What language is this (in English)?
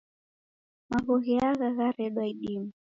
Taita